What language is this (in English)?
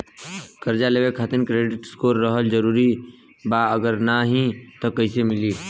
Bhojpuri